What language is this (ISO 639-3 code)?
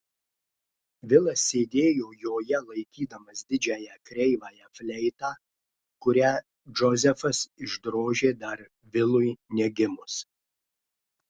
lit